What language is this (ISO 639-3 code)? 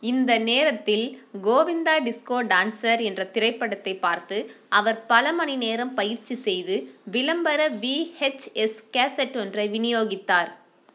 tam